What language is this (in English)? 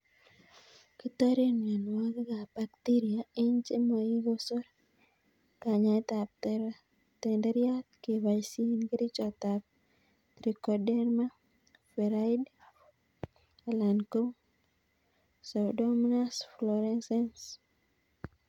Kalenjin